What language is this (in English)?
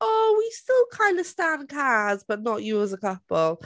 English